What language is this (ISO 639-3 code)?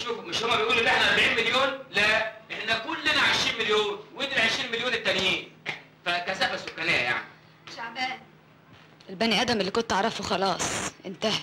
ara